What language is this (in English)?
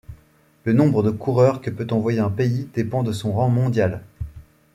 French